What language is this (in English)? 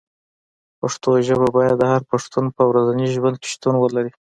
Pashto